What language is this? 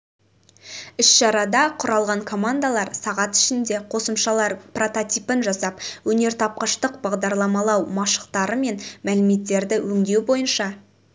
Kazakh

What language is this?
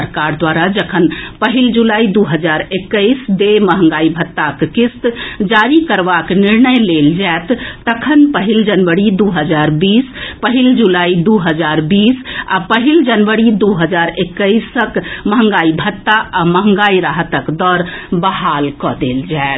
Maithili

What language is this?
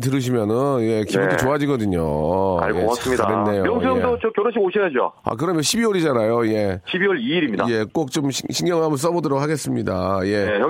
Korean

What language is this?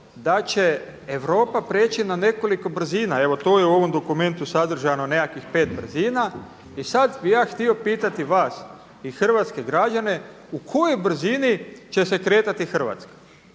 Croatian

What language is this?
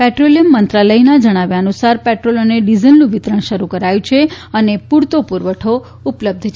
Gujarati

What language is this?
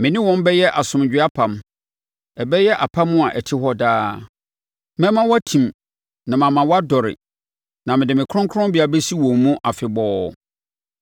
Akan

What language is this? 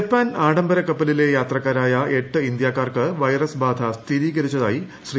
Malayalam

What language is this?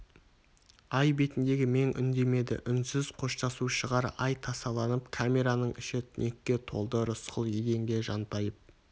Kazakh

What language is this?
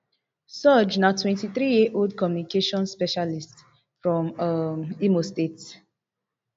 Nigerian Pidgin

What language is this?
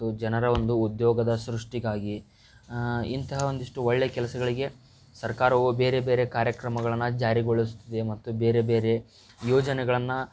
Kannada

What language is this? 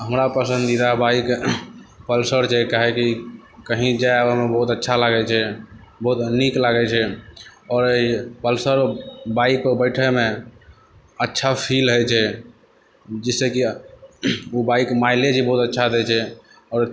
Maithili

